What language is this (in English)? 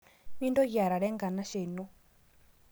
Masai